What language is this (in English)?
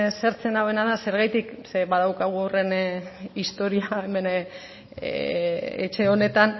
Basque